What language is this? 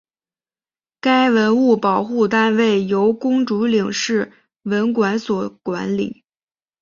Chinese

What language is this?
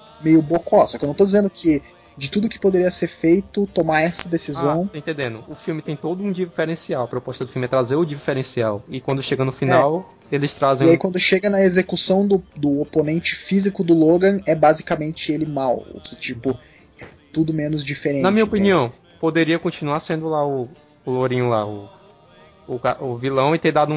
Portuguese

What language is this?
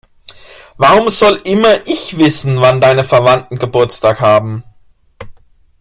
German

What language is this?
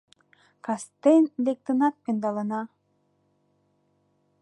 Mari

